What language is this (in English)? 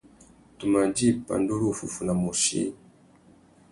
Tuki